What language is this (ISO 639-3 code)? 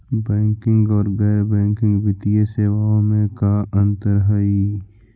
mag